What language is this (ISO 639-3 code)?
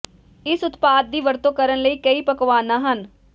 pan